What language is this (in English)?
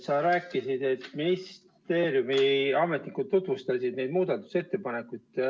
Estonian